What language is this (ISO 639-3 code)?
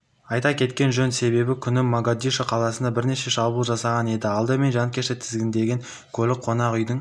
kaz